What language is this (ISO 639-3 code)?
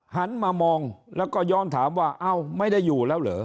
tha